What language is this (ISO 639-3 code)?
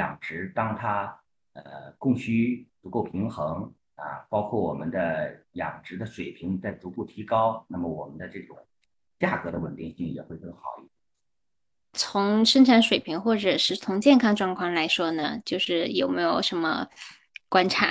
zho